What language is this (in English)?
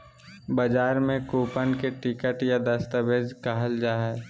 Magahi